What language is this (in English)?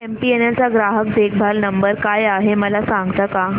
Marathi